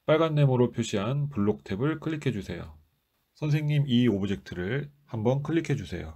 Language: Korean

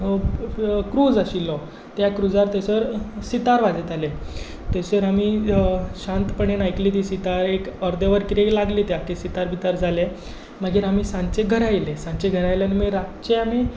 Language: Konkani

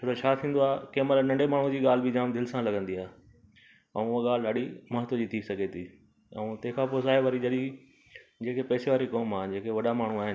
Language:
Sindhi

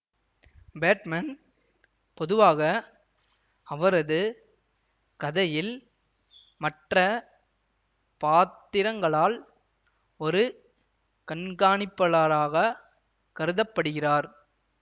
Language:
Tamil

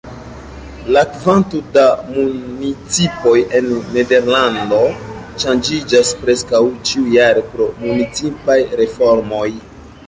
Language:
Esperanto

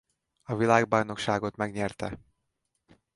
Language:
Hungarian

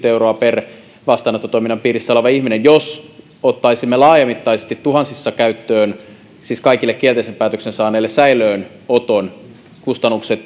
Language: Finnish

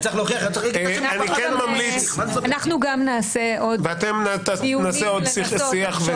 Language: Hebrew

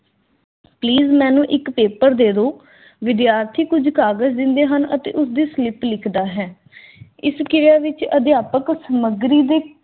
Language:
Punjabi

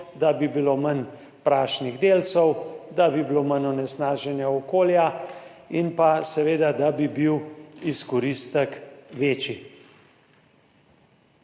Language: Slovenian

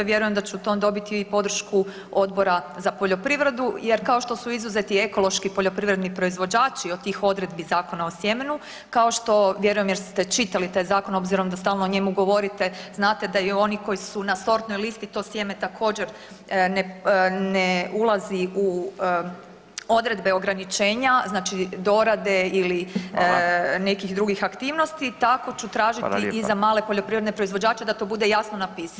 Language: Croatian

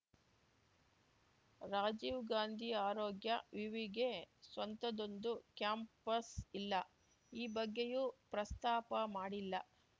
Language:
Kannada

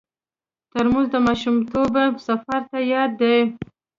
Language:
Pashto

